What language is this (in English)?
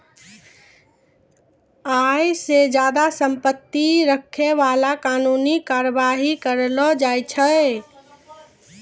Maithili